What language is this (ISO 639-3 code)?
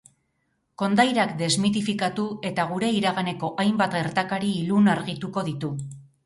eus